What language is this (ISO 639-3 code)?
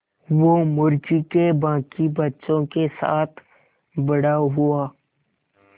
hin